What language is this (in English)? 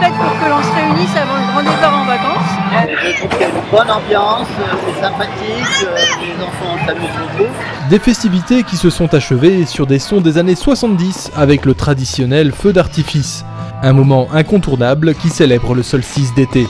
French